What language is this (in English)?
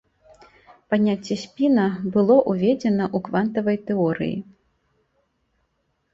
Belarusian